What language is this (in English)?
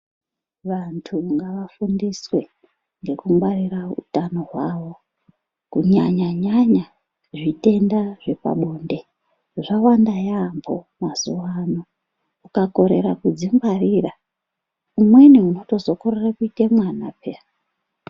Ndau